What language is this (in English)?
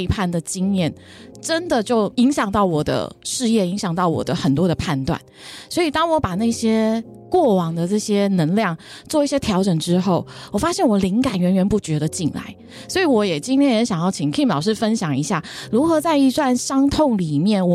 Chinese